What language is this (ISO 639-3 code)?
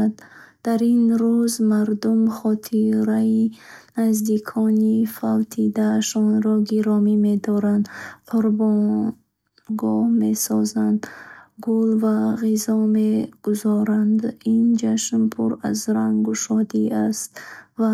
bhh